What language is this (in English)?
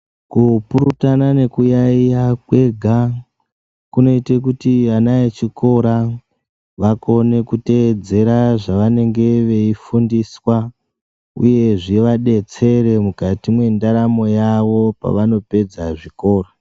Ndau